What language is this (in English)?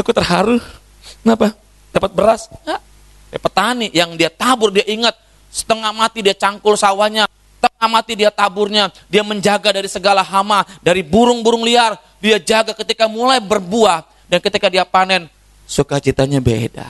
Indonesian